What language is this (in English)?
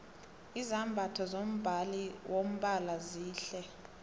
South Ndebele